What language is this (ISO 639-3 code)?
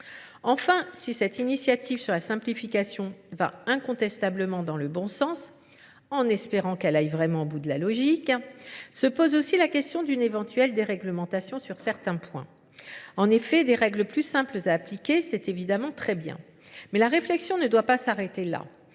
fra